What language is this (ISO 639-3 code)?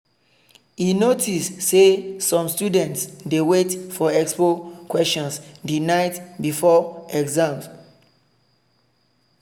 pcm